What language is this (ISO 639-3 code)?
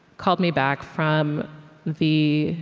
eng